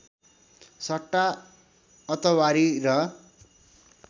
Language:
Nepali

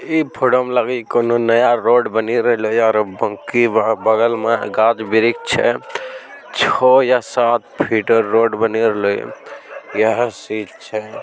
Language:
Magahi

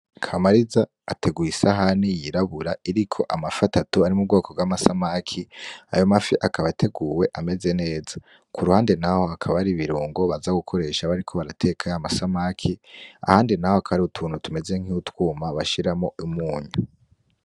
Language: Rundi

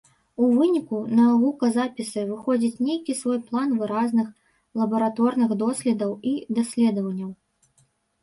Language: Belarusian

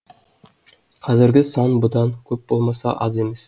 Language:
Kazakh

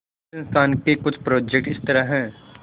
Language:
Hindi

